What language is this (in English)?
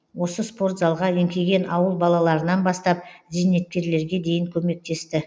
Kazakh